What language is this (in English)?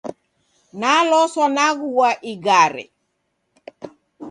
Taita